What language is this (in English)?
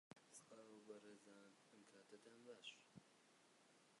Central Kurdish